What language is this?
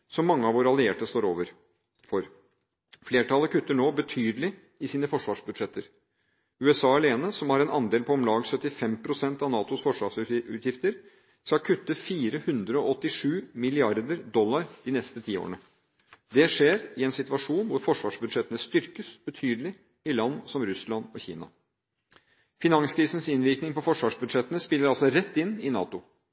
Norwegian Bokmål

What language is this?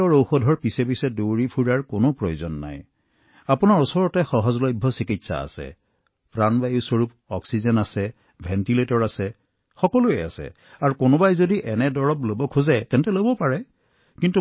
Assamese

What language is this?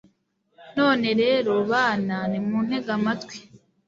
Kinyarwanda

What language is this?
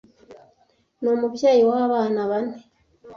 Kinyarwanda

